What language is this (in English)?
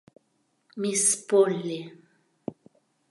Mari